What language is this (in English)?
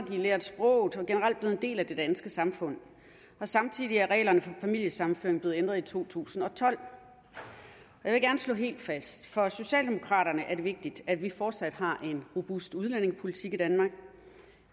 Danish